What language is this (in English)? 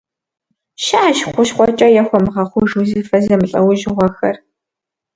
Kabardian